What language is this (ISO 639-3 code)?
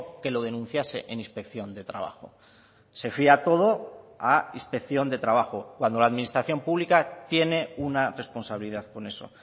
spa